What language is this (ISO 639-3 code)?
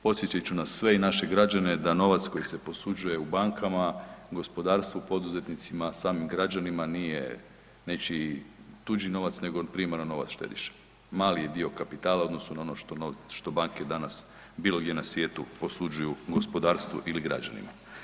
hrv